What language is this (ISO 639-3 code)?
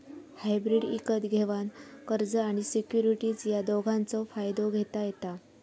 mar